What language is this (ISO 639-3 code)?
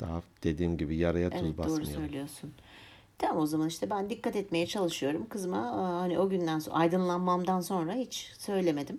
tur